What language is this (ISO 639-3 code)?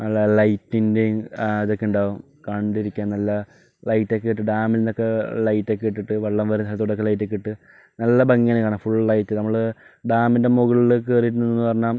mal